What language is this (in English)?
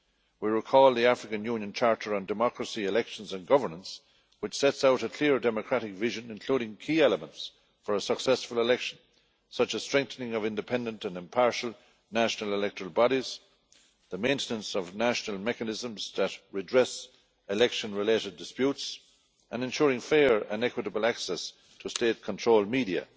English